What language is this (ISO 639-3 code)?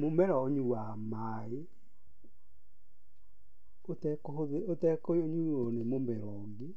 kik